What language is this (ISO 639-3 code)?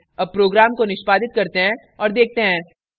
hin